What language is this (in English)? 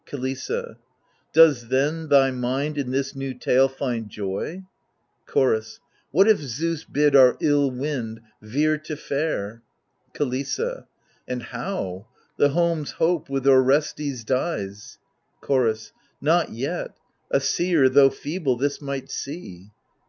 English